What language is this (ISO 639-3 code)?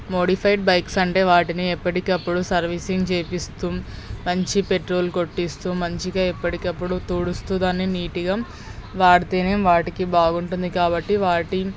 tel